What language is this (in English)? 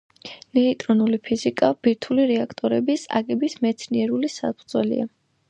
Georgian